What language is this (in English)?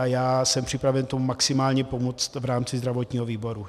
Czech